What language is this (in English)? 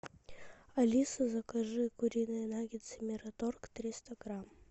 Russian